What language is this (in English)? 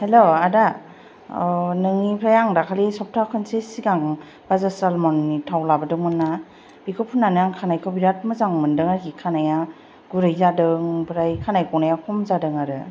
Bodo